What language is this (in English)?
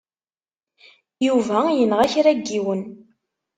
Kabyle